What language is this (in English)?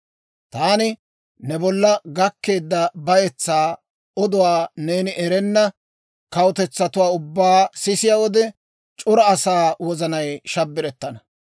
Dawro